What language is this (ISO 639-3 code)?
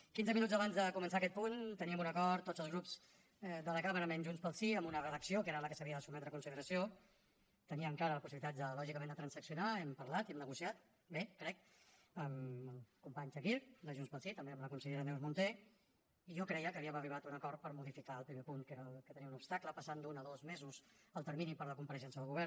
cat